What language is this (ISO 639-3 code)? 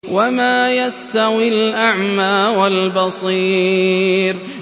ara